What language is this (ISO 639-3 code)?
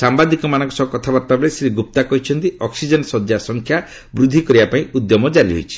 ori